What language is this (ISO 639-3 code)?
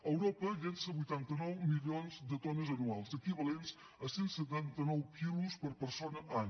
cat